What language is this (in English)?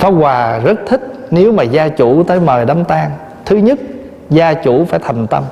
Vietnamese